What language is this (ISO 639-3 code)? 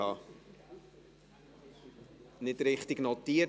gsw